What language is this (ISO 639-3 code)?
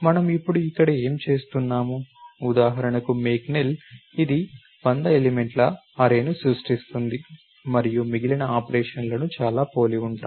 tel